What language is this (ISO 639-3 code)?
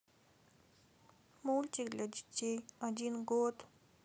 rus